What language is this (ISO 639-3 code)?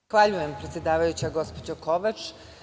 srp